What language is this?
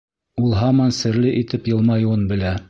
Bashkir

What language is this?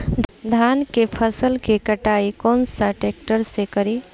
Bhojpuri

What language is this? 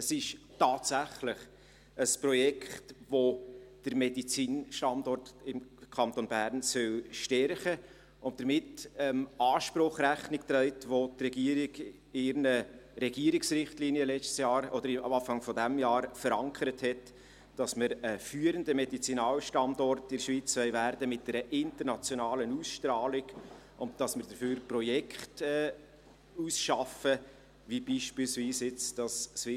Swiss German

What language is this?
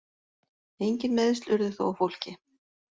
Icelandic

